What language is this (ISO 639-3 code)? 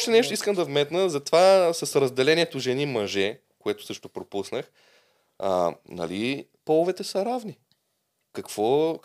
bul